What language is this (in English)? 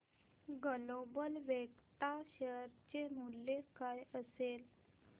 Marathi